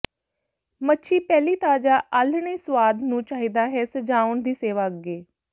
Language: Punjabi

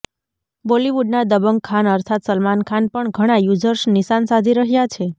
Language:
Gujarati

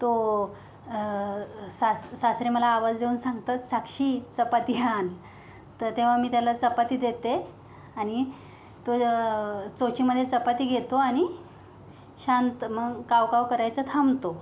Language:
Marathi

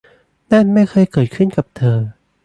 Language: Thai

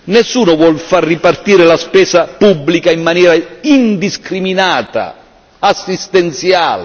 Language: Italian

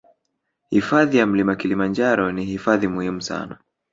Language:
Swahili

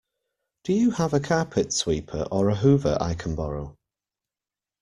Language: English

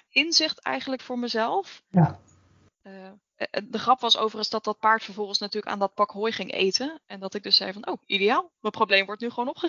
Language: Dutch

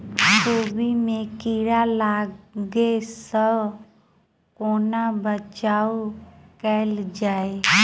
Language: Maithili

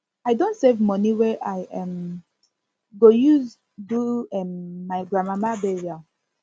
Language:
Nigerian Pidgin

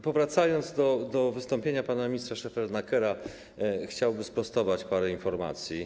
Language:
Polish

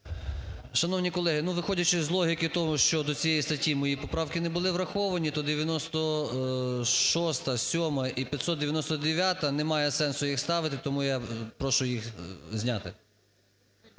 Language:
Ukrainian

